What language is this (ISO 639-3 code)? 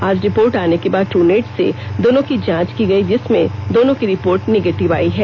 hin